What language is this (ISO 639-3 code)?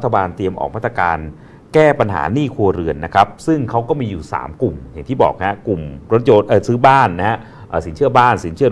tha